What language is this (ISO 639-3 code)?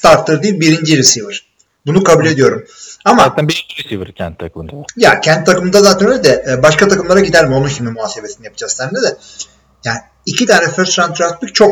tur